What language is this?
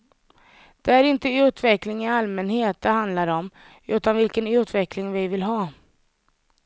Swedish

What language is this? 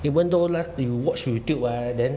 English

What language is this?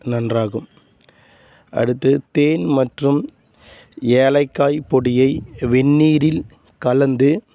Tamil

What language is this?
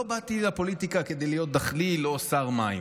Hebrew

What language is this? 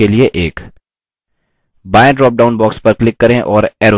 Hindi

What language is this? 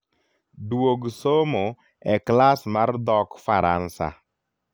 Luo (Kenya and Tanzania)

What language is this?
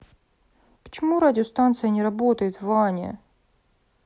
Russian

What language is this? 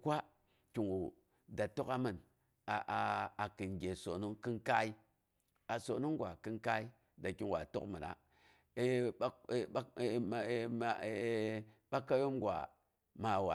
Boghom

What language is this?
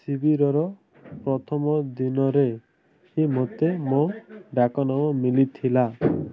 Odia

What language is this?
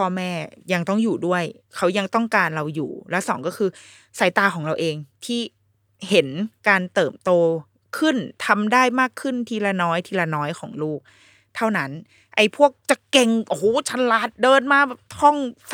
Thai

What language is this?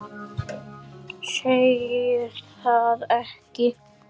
Icelandic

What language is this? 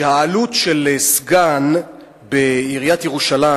Hebrew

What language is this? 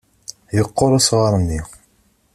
Kabyle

